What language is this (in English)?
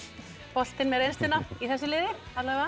Icelandic